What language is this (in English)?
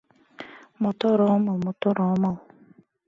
Mari